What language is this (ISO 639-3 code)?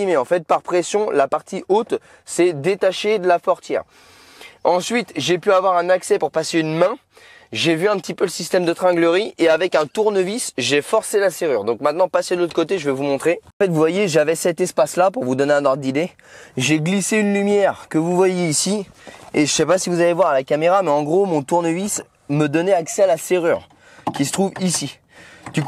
fra